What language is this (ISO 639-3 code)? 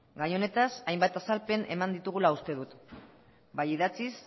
eus